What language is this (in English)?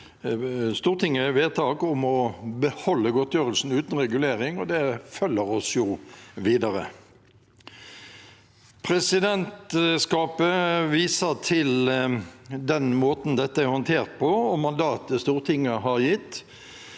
Norwegian